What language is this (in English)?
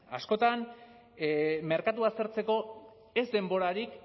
Basque